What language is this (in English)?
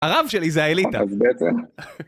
Hebrew